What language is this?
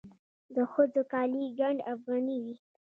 Pashto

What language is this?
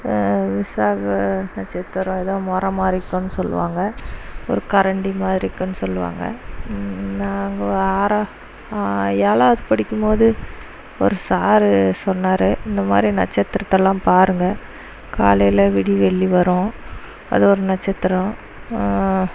Tamil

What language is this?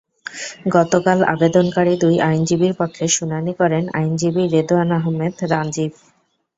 Bangla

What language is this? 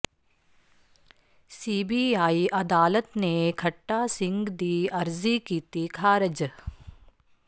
Punjabi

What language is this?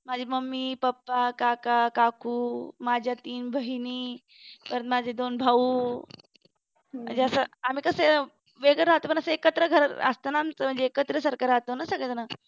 Marathi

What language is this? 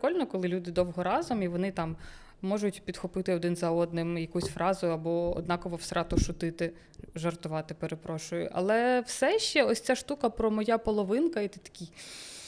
Ukrainian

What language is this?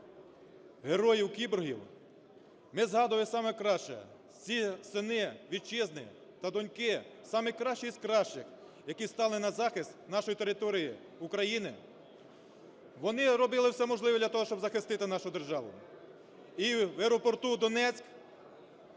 Ukrainian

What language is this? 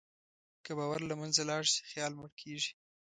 Pashto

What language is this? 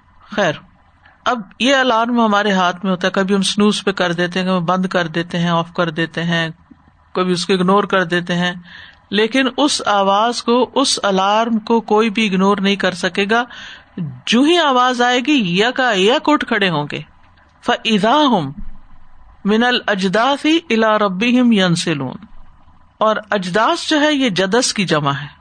Urdu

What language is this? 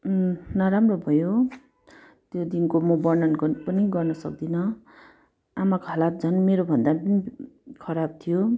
Nepali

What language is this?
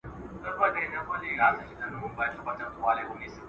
Pashto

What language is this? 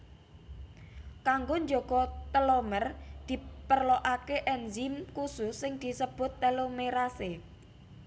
Javanese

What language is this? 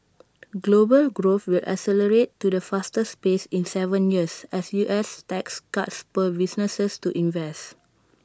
English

